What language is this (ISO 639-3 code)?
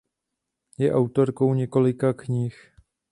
ces